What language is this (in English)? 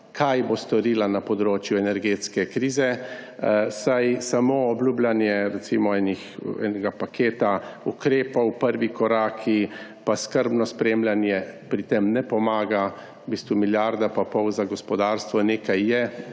Slovenian